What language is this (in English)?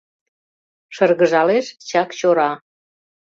Mari